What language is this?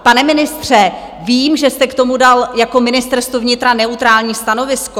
Czech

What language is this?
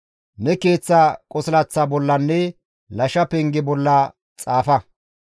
Gamo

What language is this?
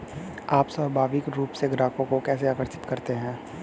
Hindi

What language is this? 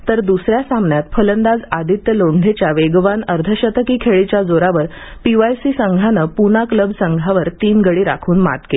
Marathi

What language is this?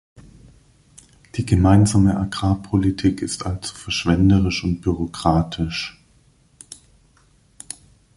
German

